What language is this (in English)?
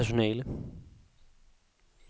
Danish